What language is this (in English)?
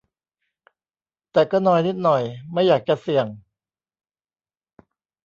Thai